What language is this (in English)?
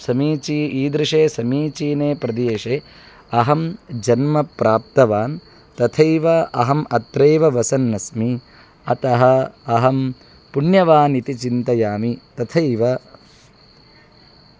Sanskrit